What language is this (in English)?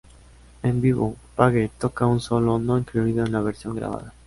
Spanish